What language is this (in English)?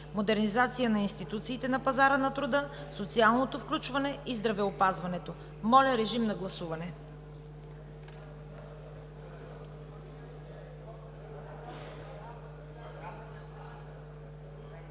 Bulgarian